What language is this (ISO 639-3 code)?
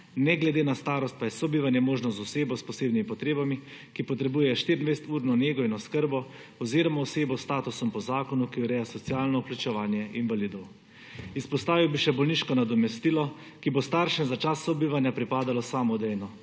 slv